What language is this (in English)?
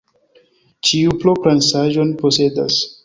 Esperanto